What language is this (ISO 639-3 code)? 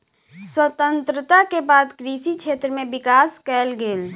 mai